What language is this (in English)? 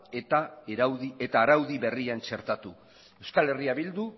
Basque